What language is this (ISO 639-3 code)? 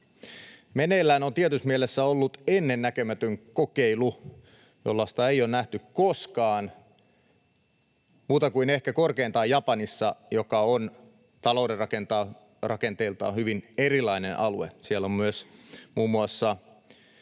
fin